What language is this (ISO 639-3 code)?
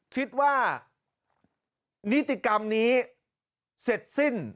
tha